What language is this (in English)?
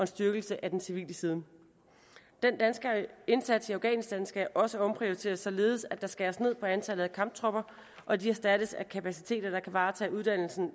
Danish